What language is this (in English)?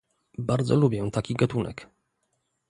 Polish